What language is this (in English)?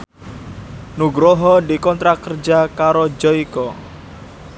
Javanese